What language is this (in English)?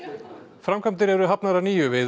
Icelandic